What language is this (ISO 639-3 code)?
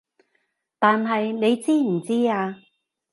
yue